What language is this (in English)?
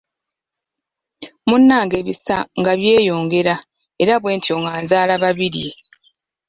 Ganda